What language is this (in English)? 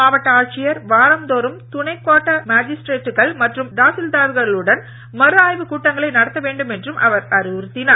Tamil